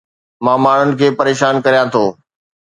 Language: Sindhi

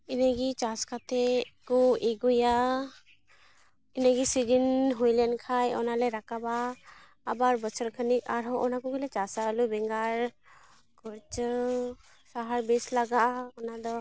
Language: Santali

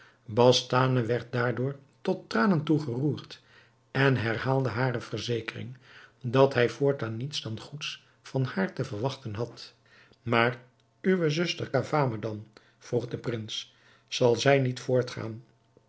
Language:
Dutch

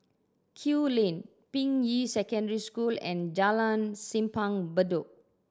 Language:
English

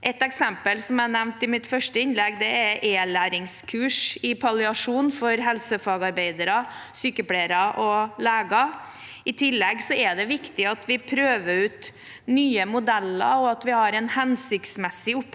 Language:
Norwegian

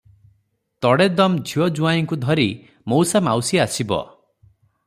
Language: Odia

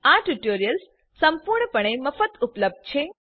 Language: Gujarati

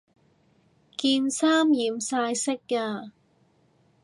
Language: Cantonese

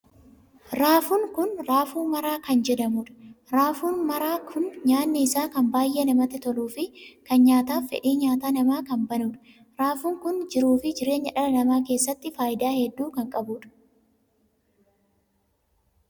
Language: Oromo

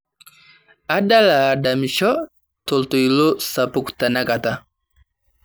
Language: Masai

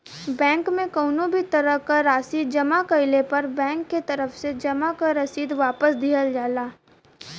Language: Bhojpuri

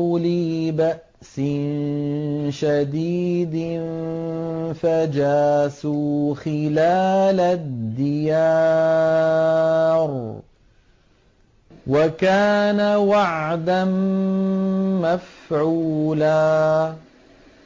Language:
Arabic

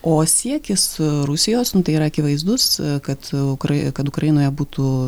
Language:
Lithuanian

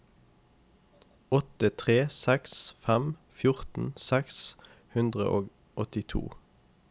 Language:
Norwegian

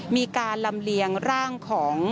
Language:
Thai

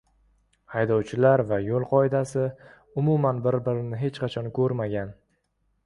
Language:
Uzbek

